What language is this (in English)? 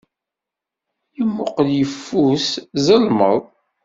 Kabyle